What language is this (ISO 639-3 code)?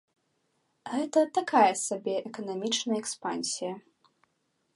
bel